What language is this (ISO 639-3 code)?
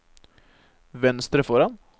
nor